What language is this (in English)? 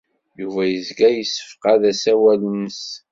Kabyle